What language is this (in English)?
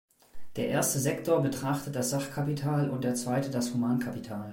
German